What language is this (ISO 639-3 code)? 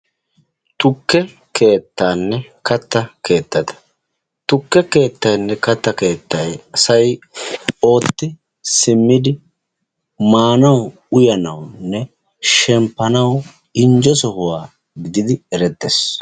wal